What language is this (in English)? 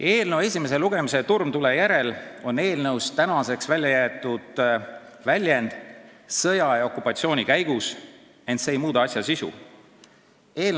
Estonian